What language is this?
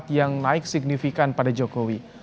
Indonesian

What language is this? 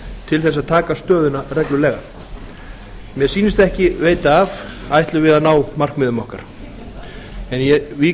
Icelandic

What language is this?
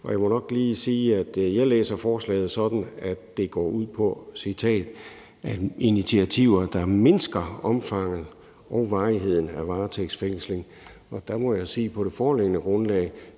Danish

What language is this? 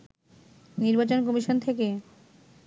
Bangla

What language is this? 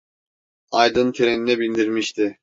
Turkish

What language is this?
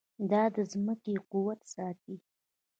Pashto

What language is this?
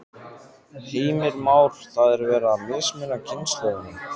Icelandic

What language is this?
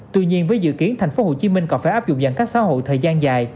Vietnamese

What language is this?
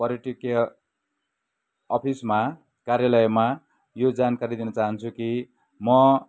Nepali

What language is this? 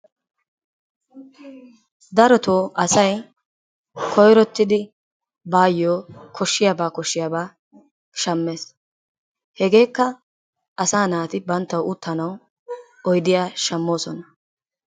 Wolaytta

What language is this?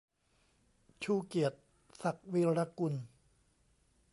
Thai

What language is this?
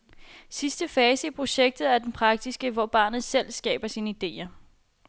Danish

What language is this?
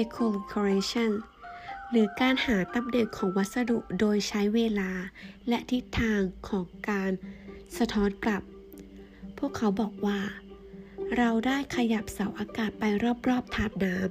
Thai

